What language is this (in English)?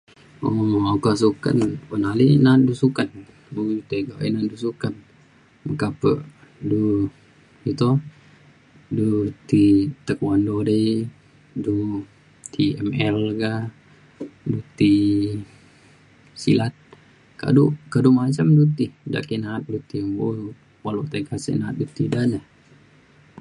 Mainstream Kenyah